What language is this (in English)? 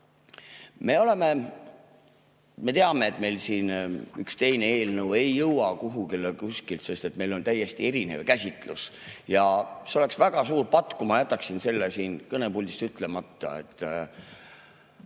Estonian